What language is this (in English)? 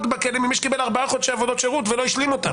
Hebrew